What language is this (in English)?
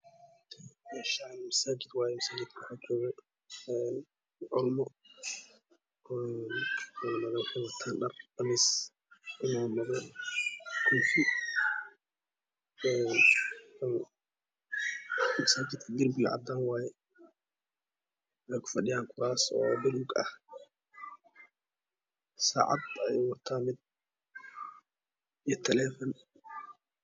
Somali